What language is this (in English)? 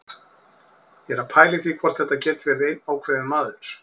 Icelandic